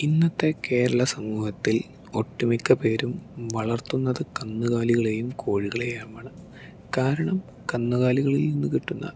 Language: Malayalam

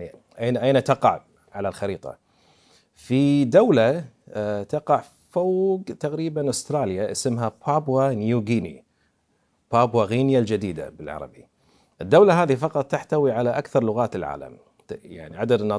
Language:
Arabic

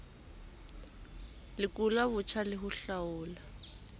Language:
Southern Sotho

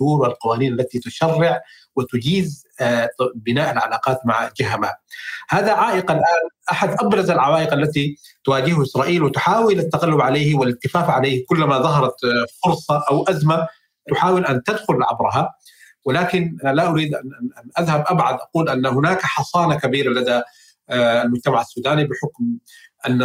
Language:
Arabic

